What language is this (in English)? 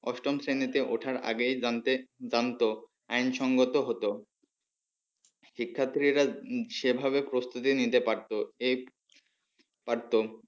Bangla